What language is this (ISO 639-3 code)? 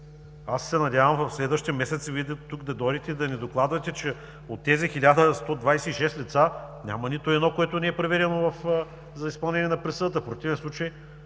bul